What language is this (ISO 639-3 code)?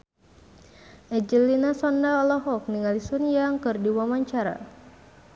sun